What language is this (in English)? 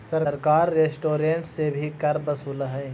Magahi